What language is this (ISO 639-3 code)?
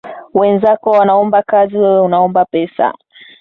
swa